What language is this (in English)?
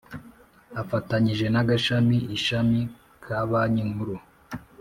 Kinyarwanda